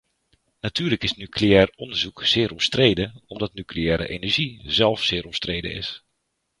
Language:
Dutch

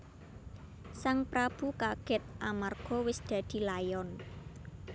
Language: Javanese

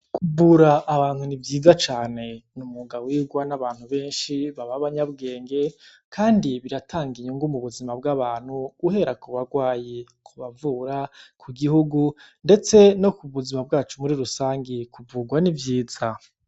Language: Rundi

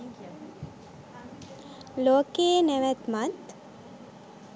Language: Sinhala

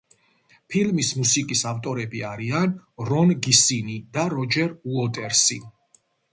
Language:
Georgian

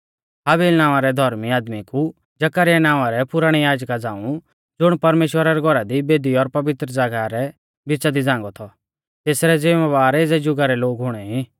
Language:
Mahasu Pahari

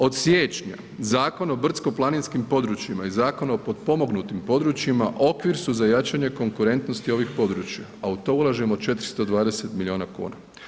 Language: Croatian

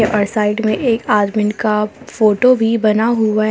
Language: Hindi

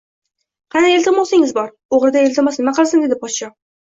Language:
Uzbek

